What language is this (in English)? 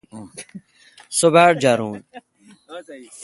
Kalkoti